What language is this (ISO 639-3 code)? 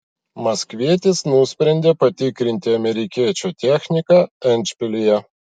lit